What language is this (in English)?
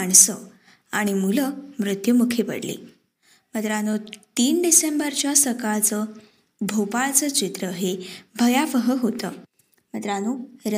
Marathi